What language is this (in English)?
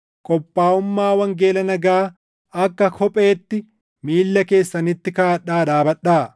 Oromo